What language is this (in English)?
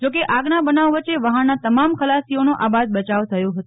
Gujarati